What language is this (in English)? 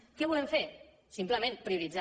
Catalan